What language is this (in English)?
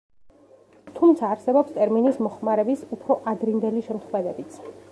Georgian